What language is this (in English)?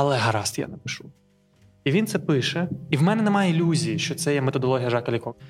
Ukrainian